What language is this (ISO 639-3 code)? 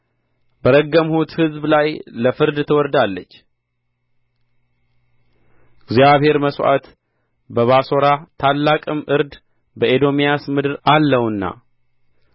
amh